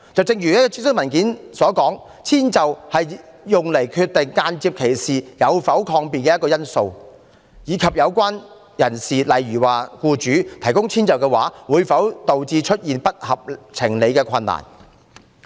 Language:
Cantonese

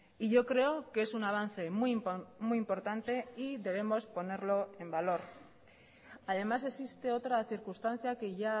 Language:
Spanish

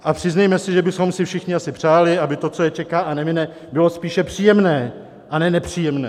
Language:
Czech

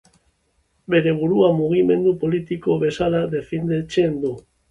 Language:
Basque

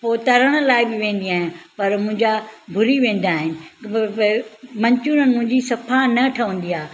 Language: Sindhi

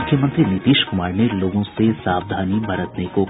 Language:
Hindi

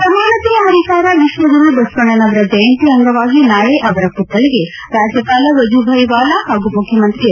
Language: Kannada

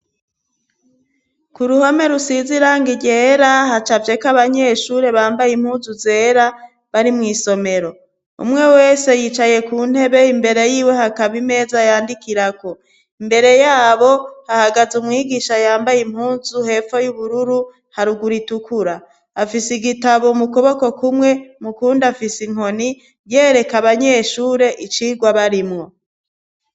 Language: Rundi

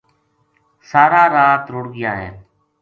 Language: Gujari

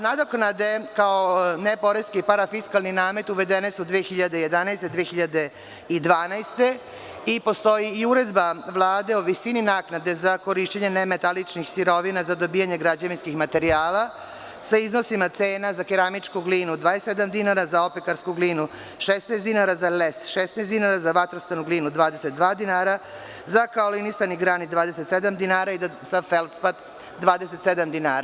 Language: Serbian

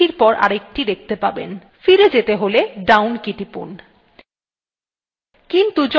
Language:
Bangla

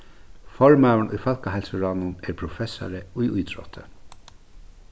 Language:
Faroese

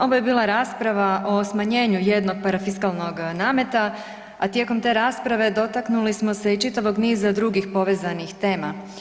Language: Croatian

